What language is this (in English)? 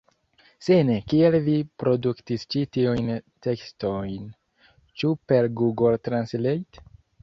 Esperanto